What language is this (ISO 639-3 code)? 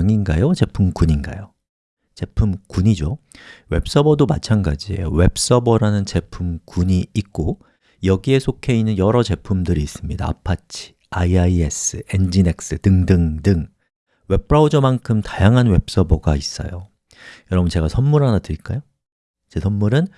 kor